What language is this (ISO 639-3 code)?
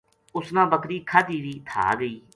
gju